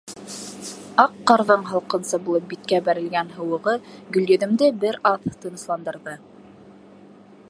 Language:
Bashkir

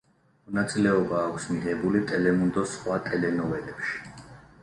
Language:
Georgian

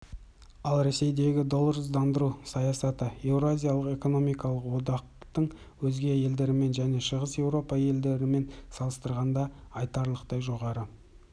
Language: Kazakh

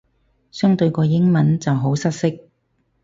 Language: Cantonese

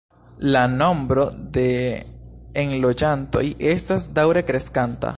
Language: Esperanto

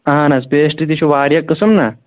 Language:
Kashmiri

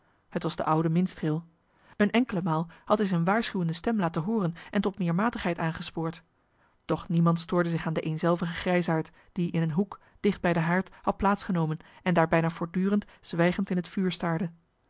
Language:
Dutch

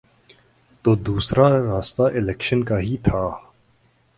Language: Urdu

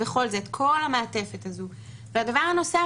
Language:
Hebrew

